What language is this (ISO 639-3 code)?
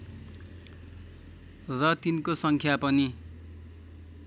nep